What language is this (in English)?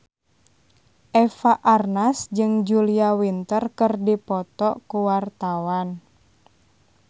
Sundanese